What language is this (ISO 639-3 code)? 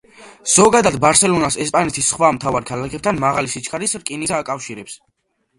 kat